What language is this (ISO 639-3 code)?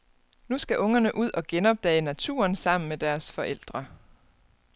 dan